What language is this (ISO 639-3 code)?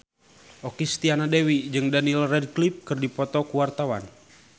sun